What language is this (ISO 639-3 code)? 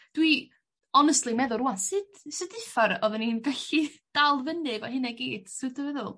cym